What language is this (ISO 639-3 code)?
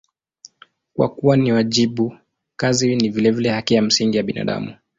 swa